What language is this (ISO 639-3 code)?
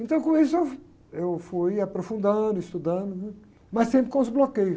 por